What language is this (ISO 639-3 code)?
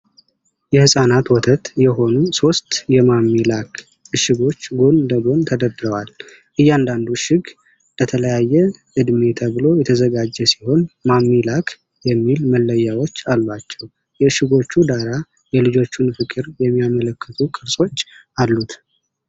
amh